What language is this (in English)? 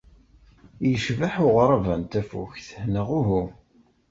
Kabyle